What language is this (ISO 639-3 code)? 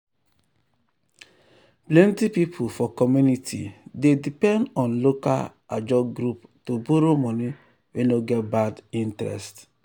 pcm